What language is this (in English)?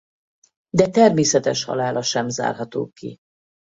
Hungarian